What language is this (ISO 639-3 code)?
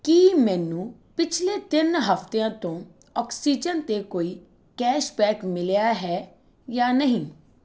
pan